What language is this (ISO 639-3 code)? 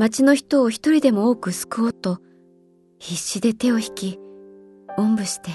jpn